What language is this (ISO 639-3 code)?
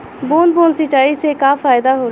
bho